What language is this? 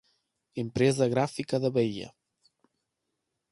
Portuguese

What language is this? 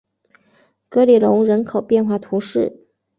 Chinese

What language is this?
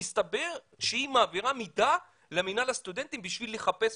Hebrew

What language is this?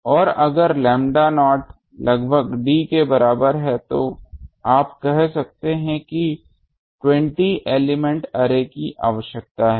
Hindi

